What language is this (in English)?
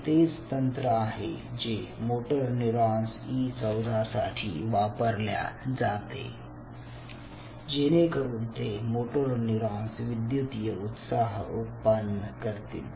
Marathi